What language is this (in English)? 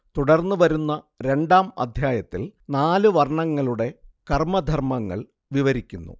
Malayalam